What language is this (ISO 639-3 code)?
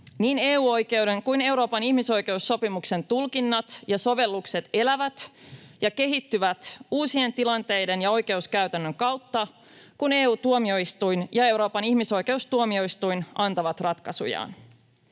fin